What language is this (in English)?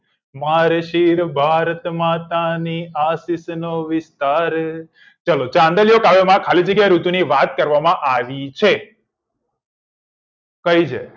Gujarati